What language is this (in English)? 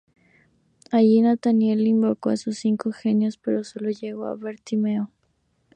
Spanish